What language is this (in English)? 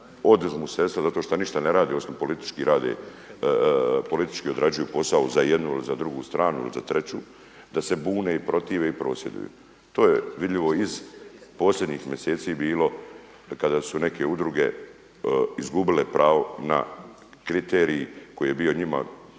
Croatian